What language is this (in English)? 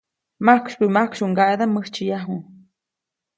Copainalá Zoque